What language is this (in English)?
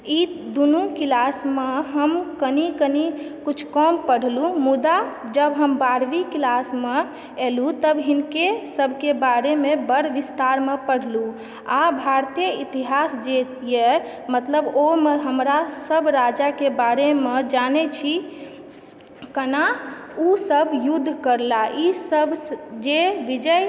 Maithili